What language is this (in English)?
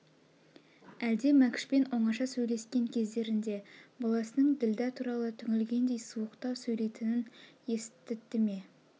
Kazakh